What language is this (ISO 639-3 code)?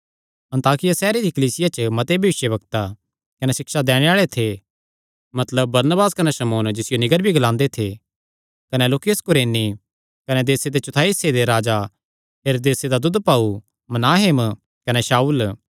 xnr